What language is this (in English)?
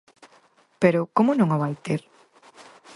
Galician